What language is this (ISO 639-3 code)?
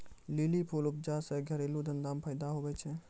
mai